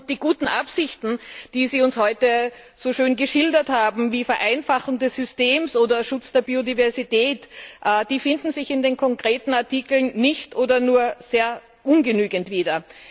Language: German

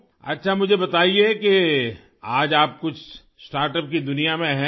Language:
Urdu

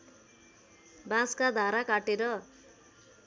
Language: Nepali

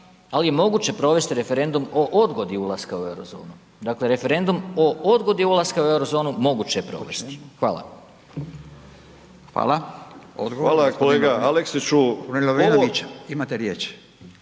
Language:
Croatian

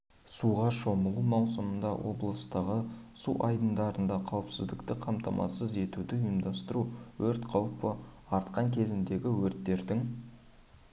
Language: Kazakh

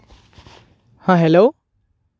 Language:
Santali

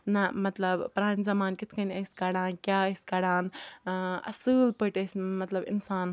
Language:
Kashmiri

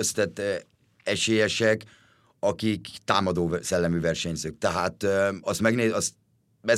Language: Hungarian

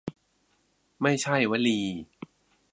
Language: Thai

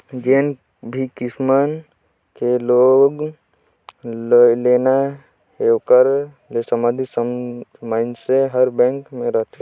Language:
Chhattisgarhi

